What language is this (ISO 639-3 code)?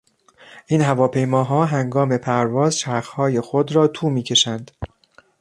fas